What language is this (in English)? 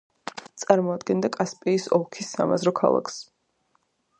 Georgian